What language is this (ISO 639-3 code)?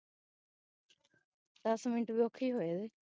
pan